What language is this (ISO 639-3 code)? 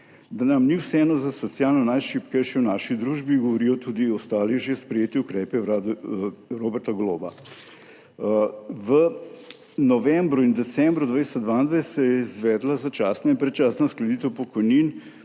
slv